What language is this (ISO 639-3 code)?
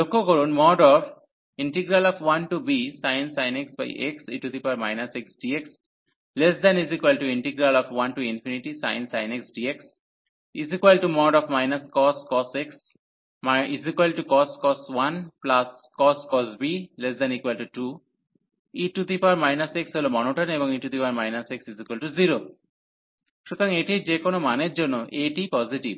ben